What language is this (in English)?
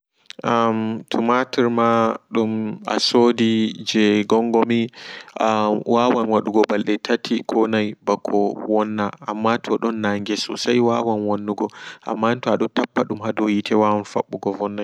Fula